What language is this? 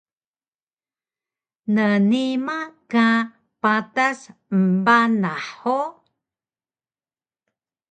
Taroko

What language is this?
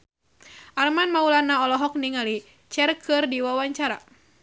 Sundanese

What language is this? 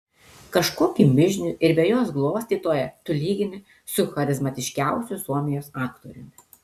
Lithuanian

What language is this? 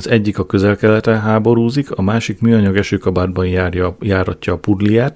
Hungarian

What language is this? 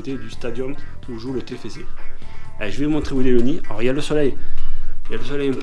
French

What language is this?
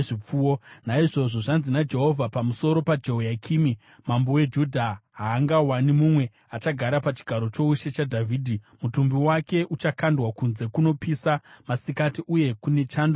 Shona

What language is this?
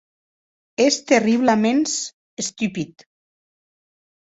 Occitan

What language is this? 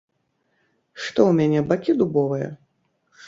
Belarusian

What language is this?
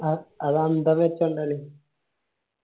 Malayalam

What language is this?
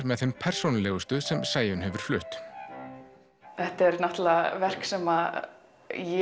Icelandic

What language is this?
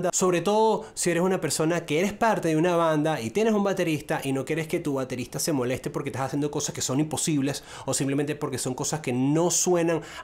Spanish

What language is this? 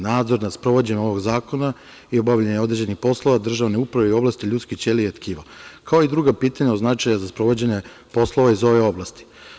Serbian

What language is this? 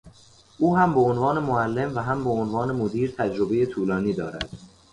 Persian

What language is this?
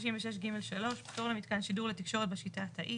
Hebrew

